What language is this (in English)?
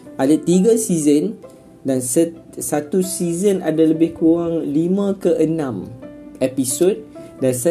Malay